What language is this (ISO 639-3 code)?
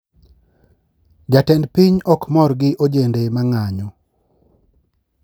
luo